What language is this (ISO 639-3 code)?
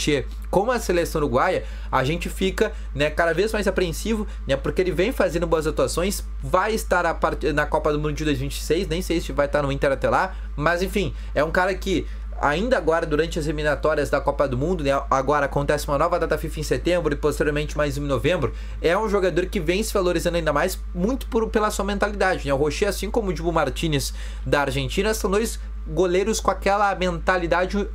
por